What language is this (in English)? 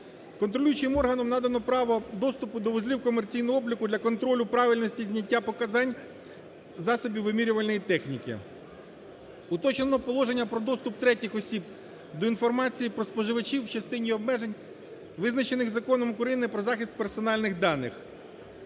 Ukrainian